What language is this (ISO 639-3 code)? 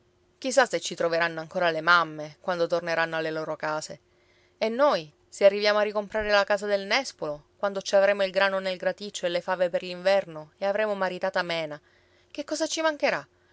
ita